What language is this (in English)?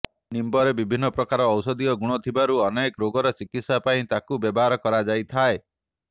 Odia